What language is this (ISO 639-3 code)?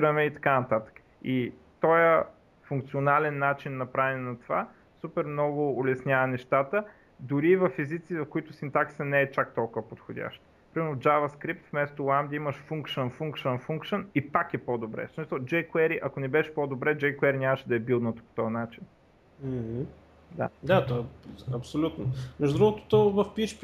bul